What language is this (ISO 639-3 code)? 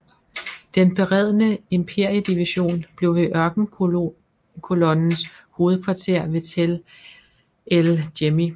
dan